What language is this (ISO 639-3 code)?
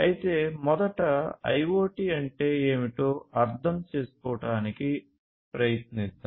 tel